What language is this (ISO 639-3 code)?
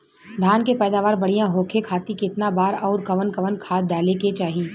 bho